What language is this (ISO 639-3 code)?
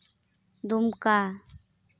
sat